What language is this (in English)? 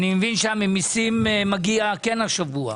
Hebrew